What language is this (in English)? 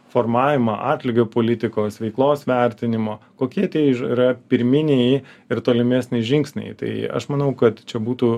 Lithuanian